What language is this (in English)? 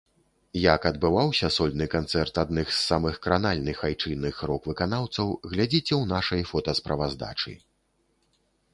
Belarusian